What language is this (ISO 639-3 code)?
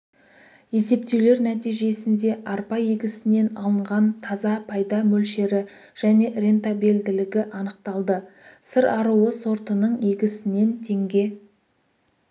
kaz